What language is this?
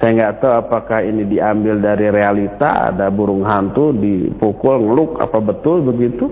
Indonesian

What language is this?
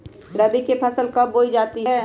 Magahi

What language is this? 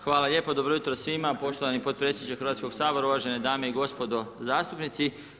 Croatian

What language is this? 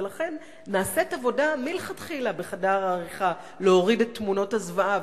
Hebrew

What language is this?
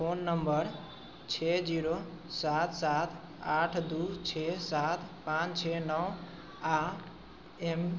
Maithili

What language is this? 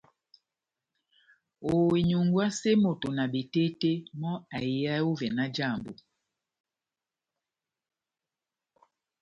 Batanga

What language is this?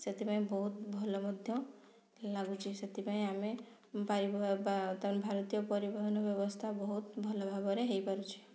Odia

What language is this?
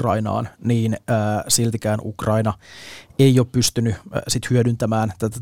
Finnish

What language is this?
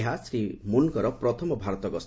Odia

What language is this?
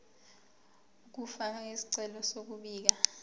Zulu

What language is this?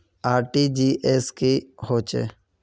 Magahi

